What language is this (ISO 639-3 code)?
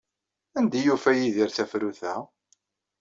kab